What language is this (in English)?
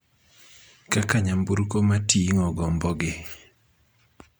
Luo (Kenya and Tanzania)